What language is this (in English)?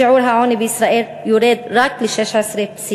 Hebrew